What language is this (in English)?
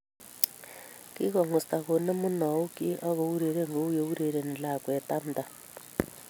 Kalenjin